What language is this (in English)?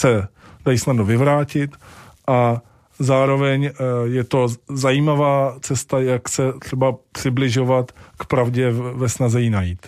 Czech